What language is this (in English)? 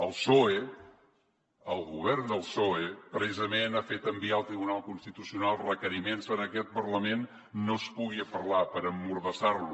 Catalan